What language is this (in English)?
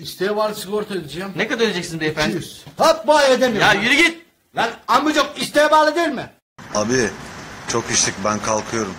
Turkish